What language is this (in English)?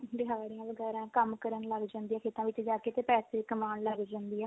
Punjabi